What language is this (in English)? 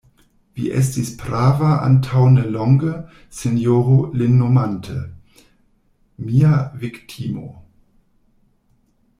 Esperanto